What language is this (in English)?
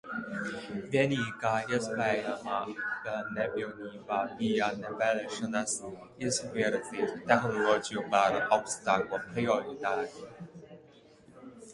Latvian